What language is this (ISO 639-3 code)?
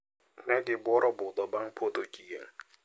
luo